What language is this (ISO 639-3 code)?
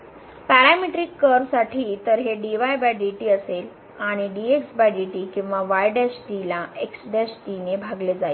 mar